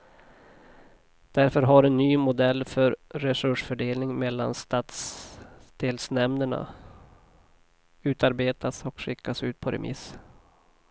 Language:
Swedish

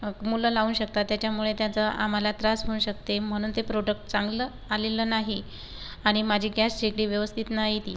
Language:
Marathi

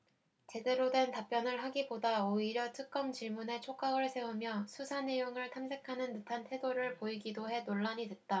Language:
Korean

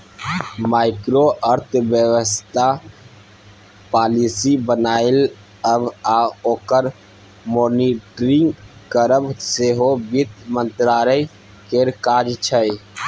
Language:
Maithili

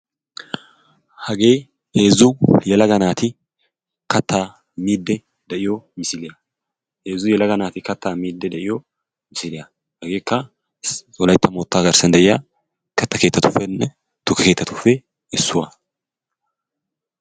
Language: Wolaytta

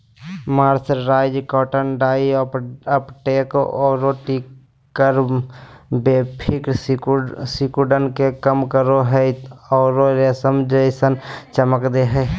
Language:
Magahi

